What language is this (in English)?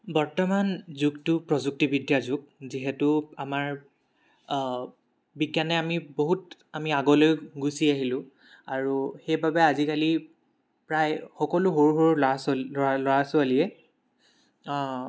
Assamese